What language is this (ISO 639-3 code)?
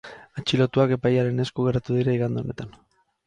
eus